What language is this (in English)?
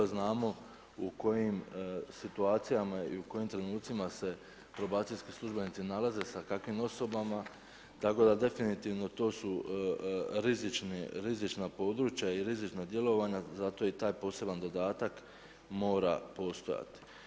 Croatian